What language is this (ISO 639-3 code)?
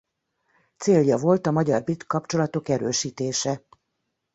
hun